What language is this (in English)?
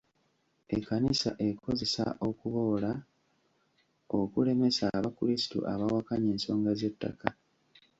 Ganda